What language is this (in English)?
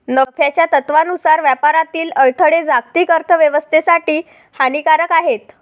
Marathi